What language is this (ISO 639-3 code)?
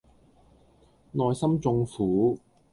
yue